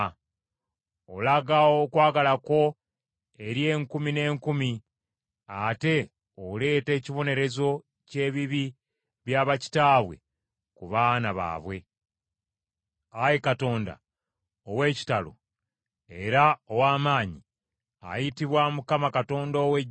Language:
Ganda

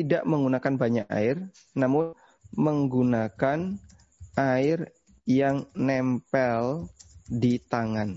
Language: Indonesian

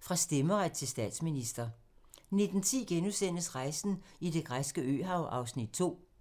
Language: Danish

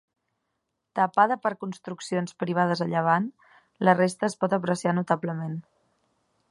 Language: Catalan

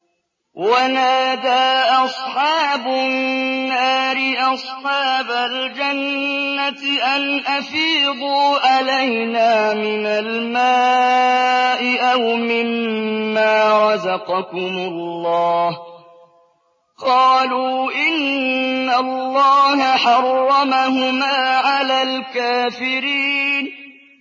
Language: Arabic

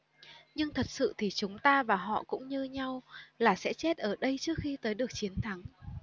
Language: Vietnamese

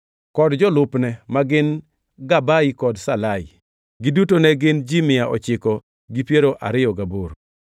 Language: Luo (Kenya and Tanzania)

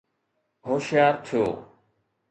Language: Sindhi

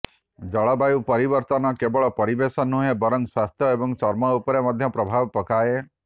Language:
Odia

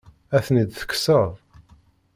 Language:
Kabyle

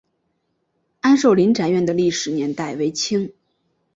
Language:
Chinese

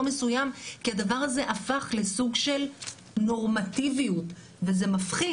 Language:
Hebrew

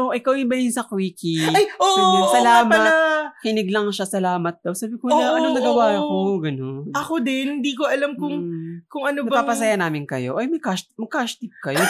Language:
Filipino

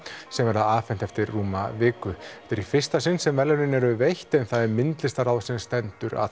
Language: Icelandic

